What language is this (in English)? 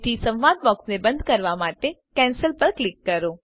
Gujarati